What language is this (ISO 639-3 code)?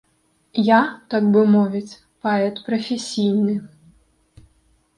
bel